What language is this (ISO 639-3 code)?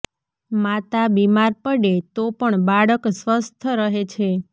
guj